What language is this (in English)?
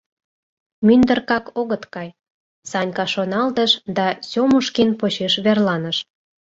Mari